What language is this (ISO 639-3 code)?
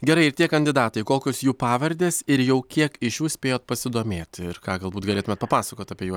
lit